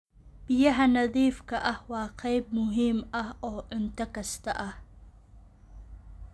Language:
Somali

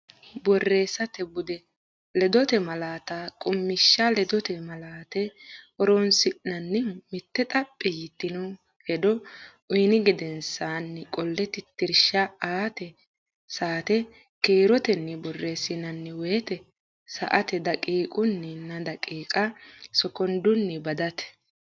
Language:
Sidamo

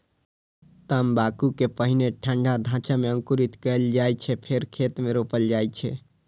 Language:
Maithili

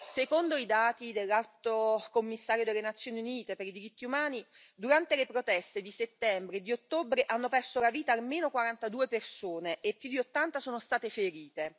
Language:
Italian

